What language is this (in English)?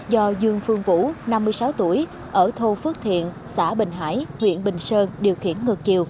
Vietnamese